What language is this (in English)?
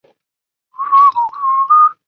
Chinese